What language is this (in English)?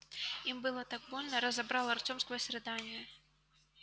Russian